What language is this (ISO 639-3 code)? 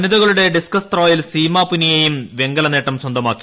mal